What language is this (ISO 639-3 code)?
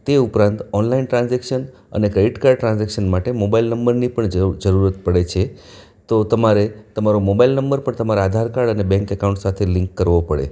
guj